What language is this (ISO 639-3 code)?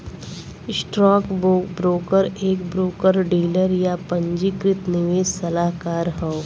bho